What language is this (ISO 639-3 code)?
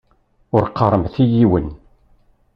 kab